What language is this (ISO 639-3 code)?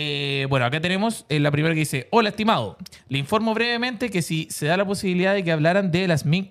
spa